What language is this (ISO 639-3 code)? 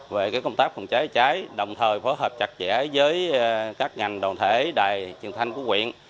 vie